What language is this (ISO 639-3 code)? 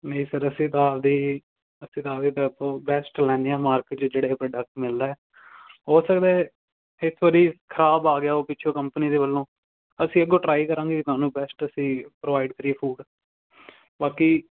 pan